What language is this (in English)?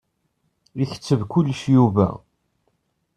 Kabyle